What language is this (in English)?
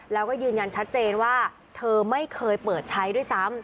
Thai